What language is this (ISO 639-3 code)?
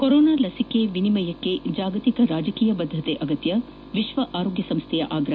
kan